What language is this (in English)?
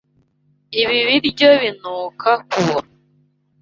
Kinyarwanda